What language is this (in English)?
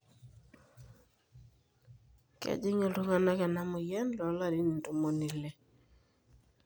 Masai